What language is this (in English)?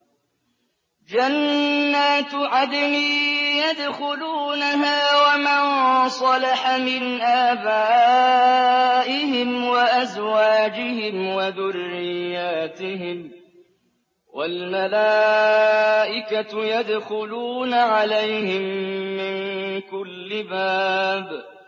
Arabic